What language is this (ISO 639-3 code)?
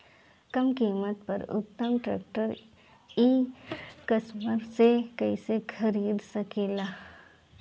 bho